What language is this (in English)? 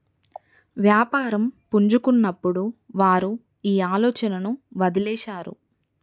Telugu